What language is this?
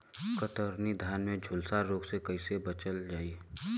Bhojpuri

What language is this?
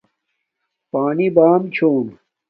Domaaki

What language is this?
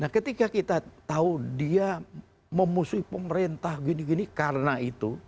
Indonesian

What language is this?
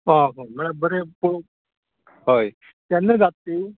Konkani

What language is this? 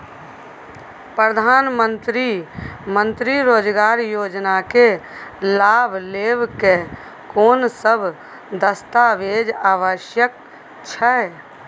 Maithili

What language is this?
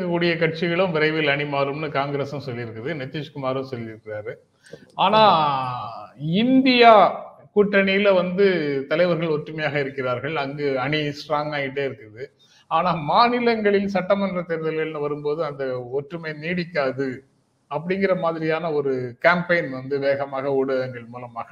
Tamil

